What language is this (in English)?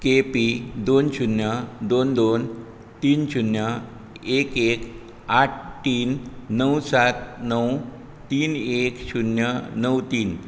Konkani